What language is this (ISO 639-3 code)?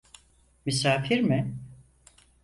tur